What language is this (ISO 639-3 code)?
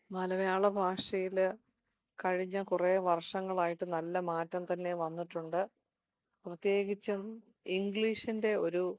mal